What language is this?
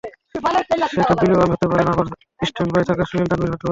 Bangla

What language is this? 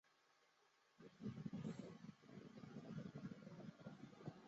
Chinese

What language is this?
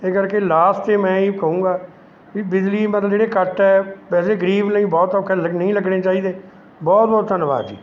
Punjabi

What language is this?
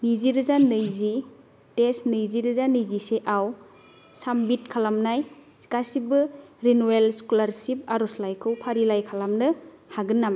Bodo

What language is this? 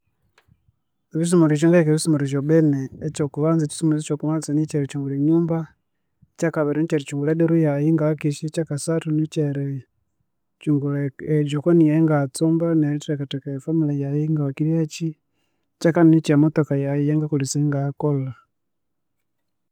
Konzo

